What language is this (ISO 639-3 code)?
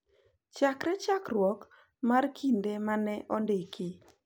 luo